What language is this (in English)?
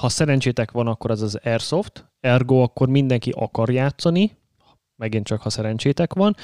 Hungarian